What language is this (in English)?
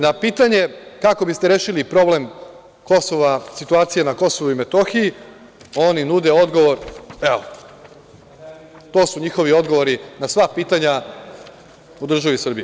Serbian